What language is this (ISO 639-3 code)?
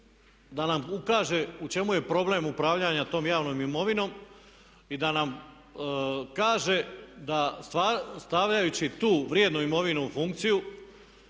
hrv